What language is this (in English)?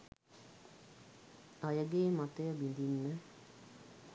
Sinhala